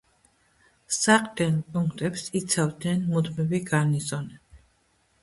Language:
Georgian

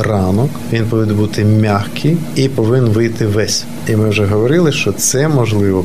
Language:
Ukrainian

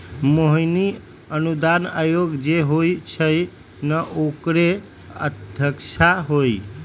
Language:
Magahi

